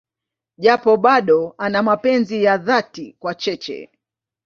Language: Swahili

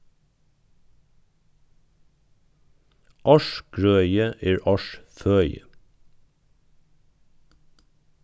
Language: Faroese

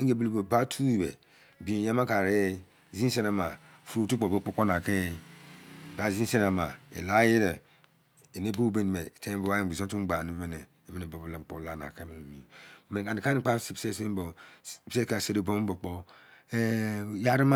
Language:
Izon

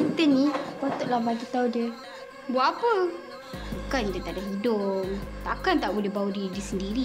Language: Malay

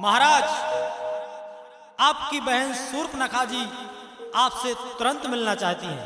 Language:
Hindi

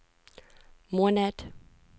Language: Norwegian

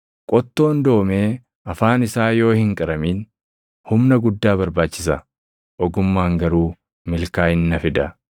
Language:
Oromo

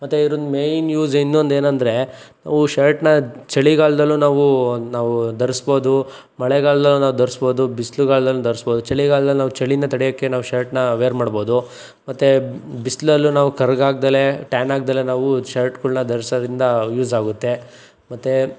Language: Kannada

